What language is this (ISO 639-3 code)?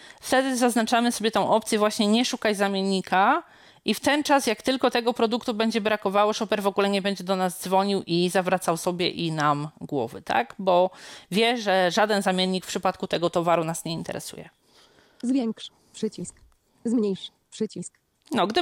pol